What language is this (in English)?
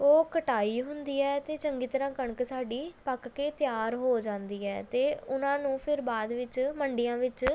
Punjabi